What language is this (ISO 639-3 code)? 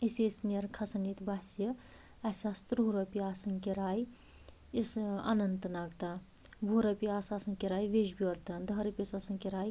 kas